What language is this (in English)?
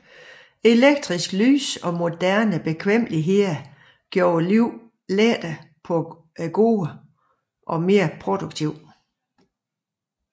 Danish